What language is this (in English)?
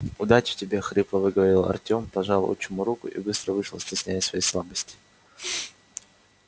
Russian